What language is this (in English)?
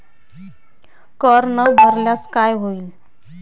Marathi